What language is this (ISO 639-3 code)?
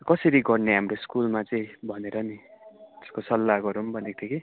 nep